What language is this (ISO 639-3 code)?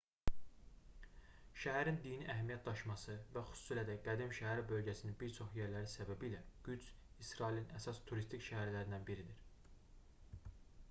aze